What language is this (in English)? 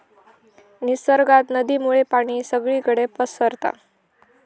Marathi